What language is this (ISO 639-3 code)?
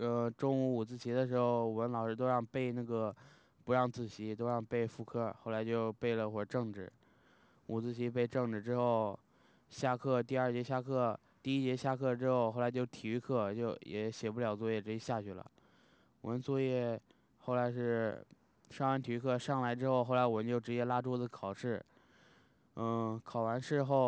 zho